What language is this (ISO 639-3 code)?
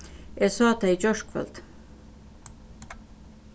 fao